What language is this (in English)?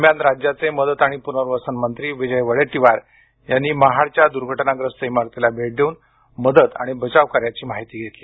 Marathi